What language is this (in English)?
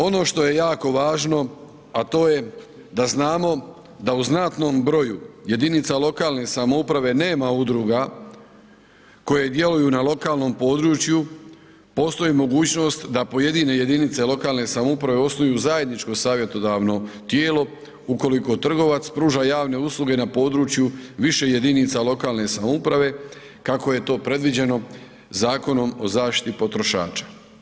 Croatian